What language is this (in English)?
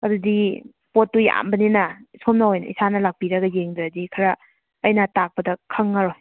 Manipuri